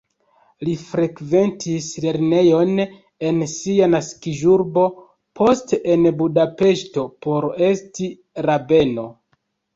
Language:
Esperanto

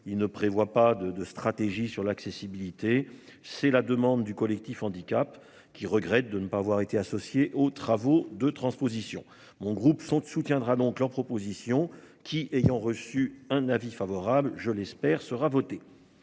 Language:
French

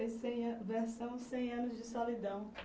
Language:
Portuguese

